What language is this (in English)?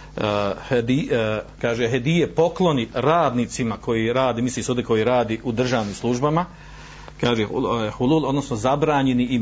Croatian